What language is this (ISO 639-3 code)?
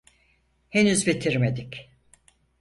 tur